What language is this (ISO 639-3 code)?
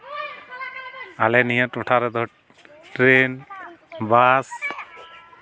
sat